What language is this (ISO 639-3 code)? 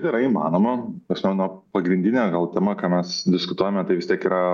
lit